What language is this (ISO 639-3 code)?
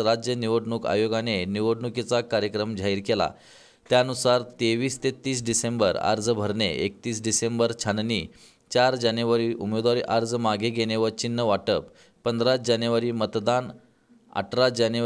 hin